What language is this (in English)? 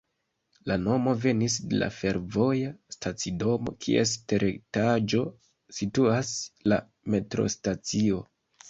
Esperanto